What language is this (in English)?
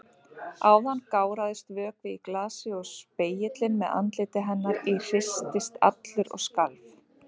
Icelandic